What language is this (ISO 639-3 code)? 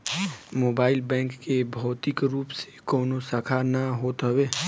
bho